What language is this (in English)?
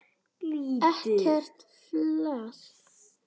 Icelandic